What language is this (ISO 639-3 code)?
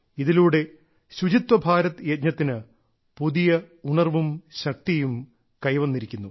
mal